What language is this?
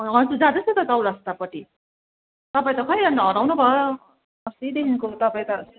Nepali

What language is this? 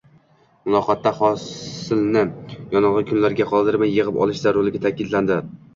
Uzbek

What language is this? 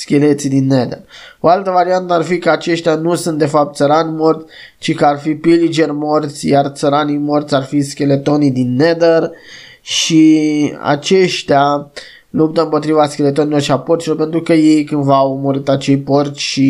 Romanian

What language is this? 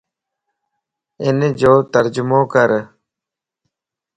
Lasi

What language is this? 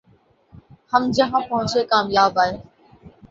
Urdu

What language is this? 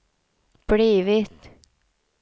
Swedish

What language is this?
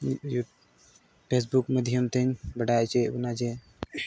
Santali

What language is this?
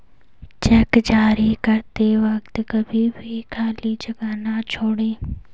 Hindi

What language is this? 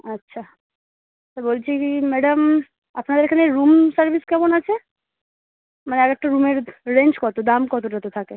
Bangla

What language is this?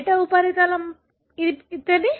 Telugu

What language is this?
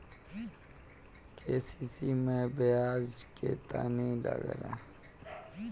Bhojpuri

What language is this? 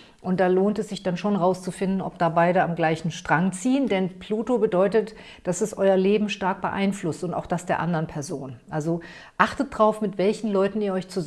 German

